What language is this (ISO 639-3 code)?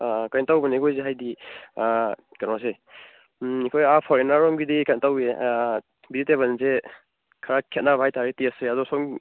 mni